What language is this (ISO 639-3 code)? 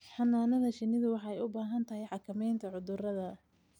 som